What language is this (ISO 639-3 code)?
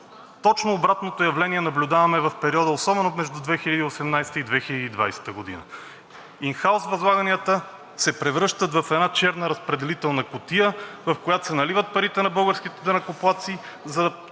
bul